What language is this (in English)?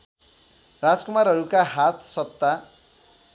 Nepali